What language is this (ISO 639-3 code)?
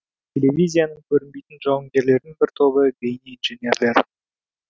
kaz